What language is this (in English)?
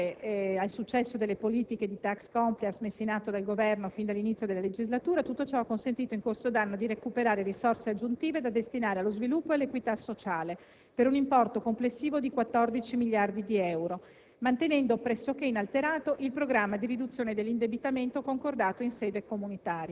Italian